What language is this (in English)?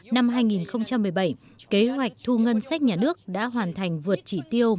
Vietnamese